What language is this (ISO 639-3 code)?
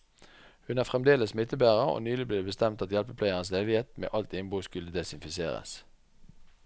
nor